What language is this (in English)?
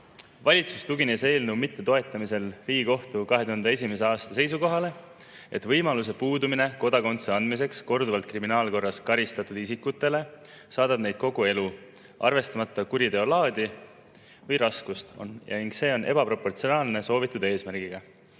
Estonian